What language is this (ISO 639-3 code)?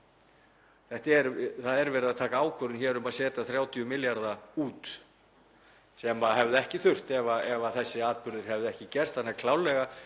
isl